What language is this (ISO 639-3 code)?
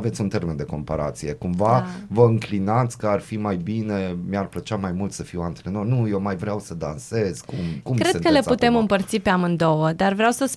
ron